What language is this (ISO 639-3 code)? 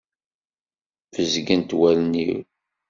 kab